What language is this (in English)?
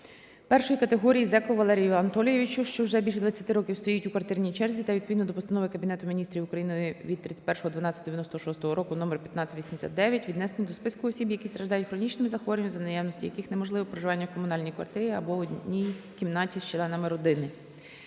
Ukrainian